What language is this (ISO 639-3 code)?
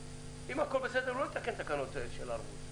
heb